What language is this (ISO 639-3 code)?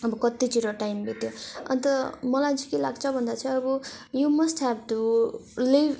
nep